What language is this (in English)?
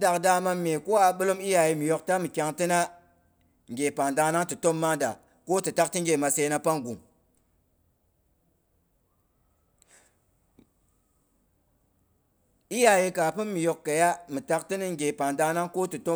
Boghom